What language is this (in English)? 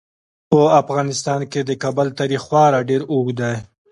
Pashto